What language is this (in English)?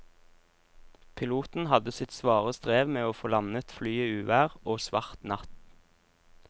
Norwegian